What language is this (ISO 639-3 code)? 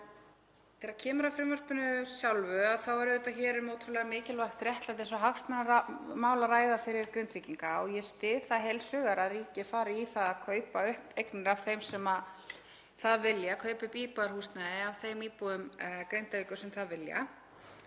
isl